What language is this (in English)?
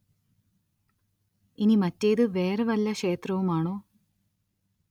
Malayalam